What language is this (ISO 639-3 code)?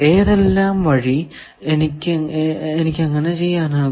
mal